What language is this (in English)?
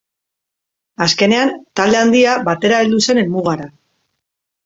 Basque